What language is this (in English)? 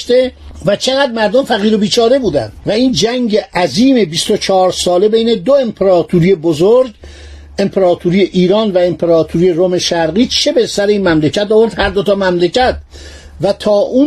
Persian